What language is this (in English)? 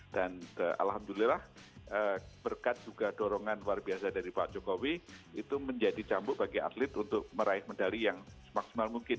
Indonesian